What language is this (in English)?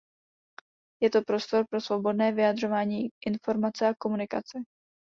Czech